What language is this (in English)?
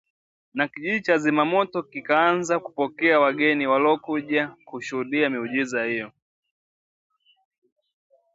Swahili